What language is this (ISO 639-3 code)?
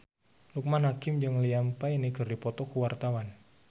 sun